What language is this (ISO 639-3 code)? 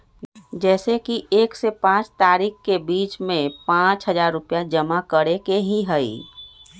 mag